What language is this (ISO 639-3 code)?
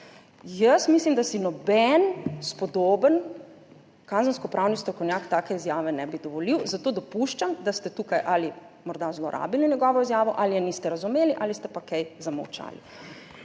slv